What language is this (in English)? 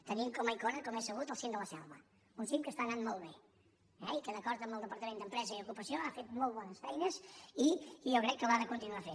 Catalan